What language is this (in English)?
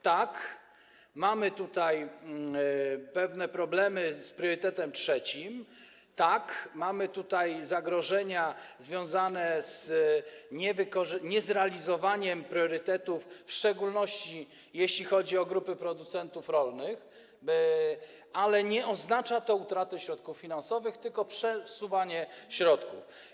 Polish